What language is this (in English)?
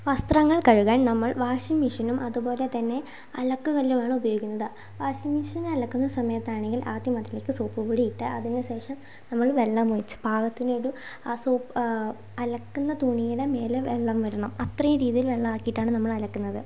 Malayalam